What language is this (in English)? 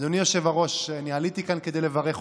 Hebrew